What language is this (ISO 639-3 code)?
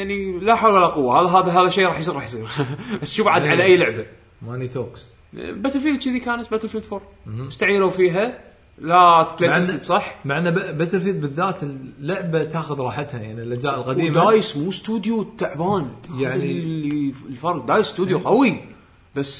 ara